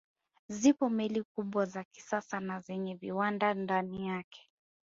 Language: Swahili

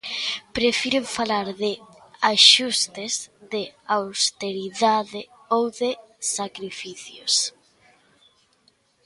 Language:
Galician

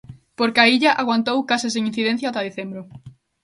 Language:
Galician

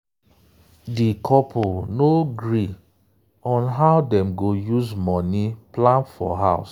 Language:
Nigerian Pidgin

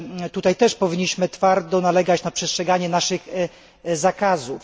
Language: Polish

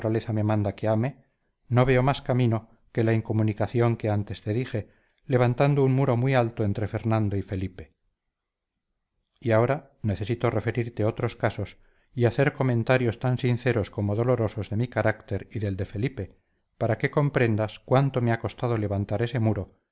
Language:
Spanish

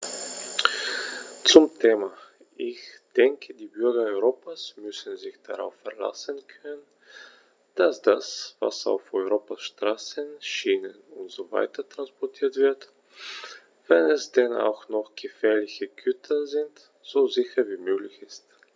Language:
German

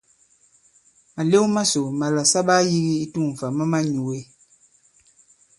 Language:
Bankon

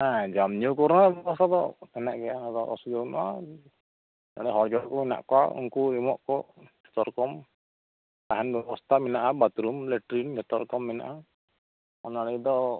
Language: Santali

